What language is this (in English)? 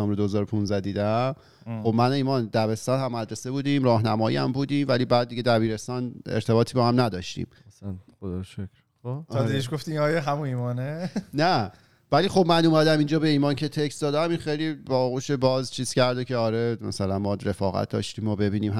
Persian